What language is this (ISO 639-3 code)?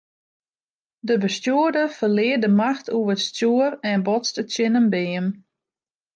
fry